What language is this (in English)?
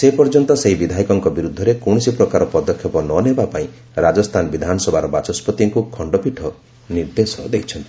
Odia